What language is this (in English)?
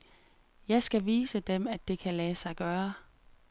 Danish